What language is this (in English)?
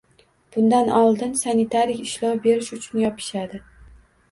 Uzbek